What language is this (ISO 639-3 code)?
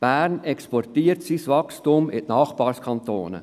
gsw